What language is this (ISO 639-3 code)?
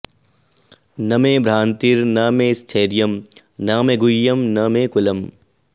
san